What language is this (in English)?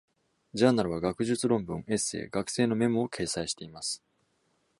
Japanese